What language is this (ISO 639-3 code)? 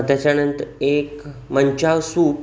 mar